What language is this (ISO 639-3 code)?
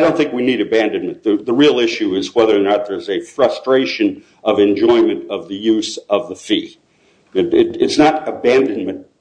eng